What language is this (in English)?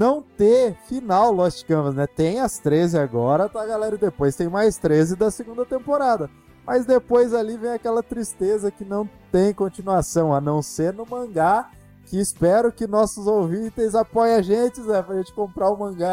Portuguese